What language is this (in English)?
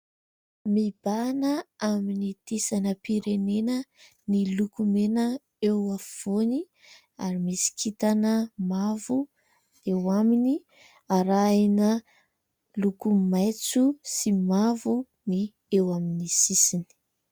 Malagasy